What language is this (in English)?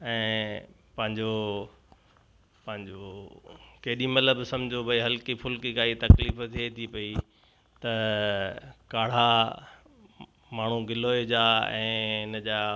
Sindhi